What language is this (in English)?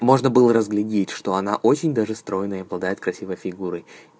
Russian